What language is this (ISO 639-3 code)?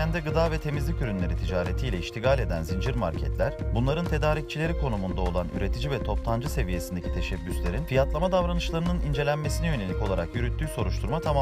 tur